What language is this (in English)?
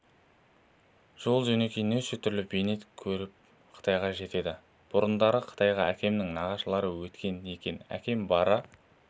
Kazakh